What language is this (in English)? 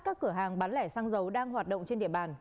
Vietnamese